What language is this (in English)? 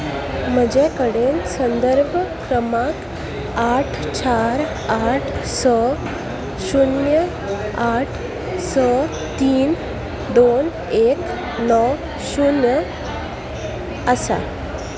Konkani